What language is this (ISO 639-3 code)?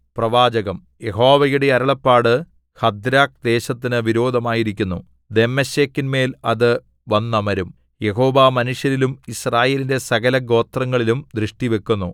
mal